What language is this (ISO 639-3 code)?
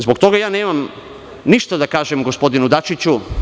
srp